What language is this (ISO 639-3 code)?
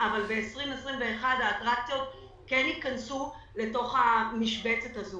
heb